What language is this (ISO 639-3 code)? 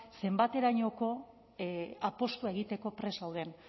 eus